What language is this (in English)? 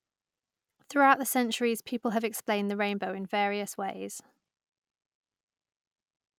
English